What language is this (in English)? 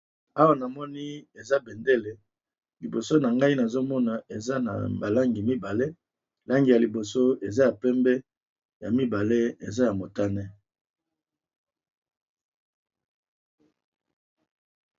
Lingala